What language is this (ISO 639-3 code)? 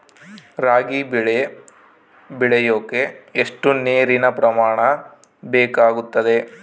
kan